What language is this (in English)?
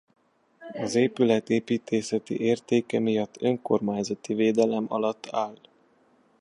Hungarian